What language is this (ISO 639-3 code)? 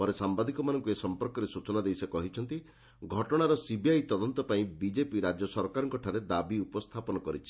ori